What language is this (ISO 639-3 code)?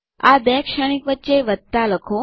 guj